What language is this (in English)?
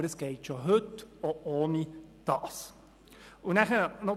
Swiss German